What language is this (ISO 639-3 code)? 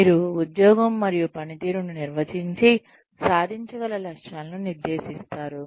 tel